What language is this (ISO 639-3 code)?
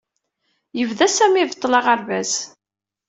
kab